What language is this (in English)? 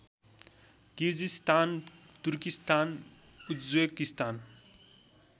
Nepali